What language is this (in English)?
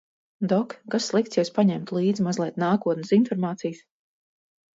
Latvian